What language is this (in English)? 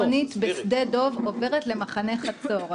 Hebrew